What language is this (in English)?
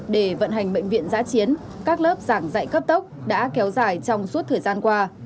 Vietnamese